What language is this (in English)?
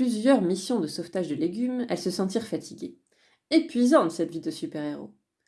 French